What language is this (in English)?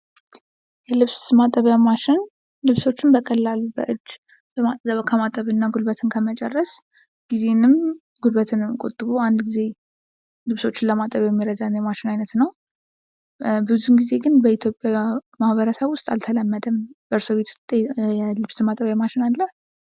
Amharic